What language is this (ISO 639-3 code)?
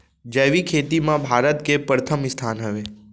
hne